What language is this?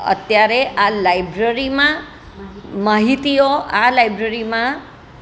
Gujarati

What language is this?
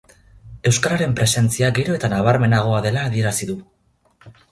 Basque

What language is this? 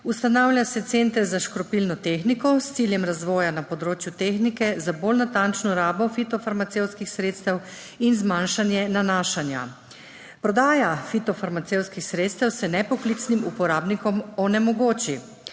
Slovenian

